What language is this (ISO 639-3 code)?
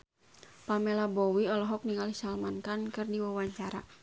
sun